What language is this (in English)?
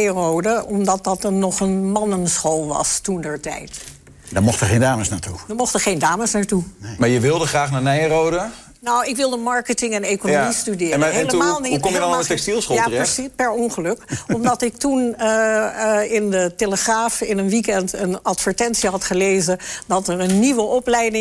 Dutch